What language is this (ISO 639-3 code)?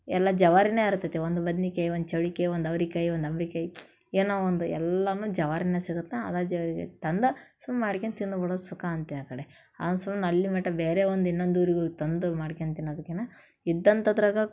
kan